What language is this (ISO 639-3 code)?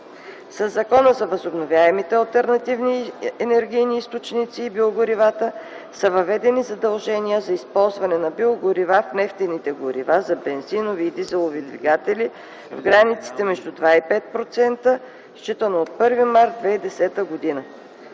bul